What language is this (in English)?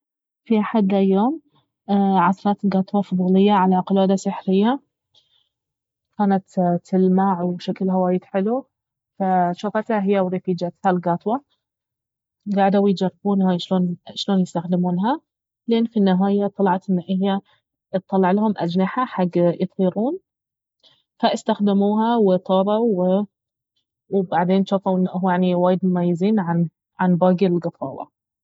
Baharna Arabic